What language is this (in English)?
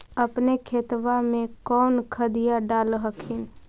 Magahi